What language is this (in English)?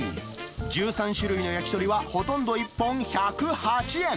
Japanese